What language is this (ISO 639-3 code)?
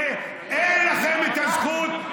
heb